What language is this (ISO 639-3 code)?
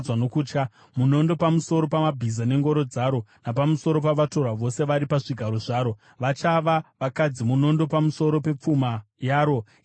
sna